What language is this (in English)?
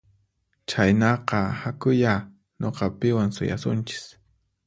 Puno Quechua